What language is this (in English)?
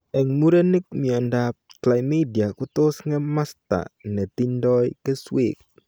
Kalenjin